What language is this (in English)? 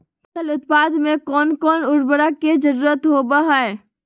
Magahi